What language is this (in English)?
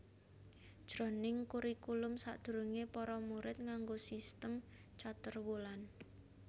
Javanese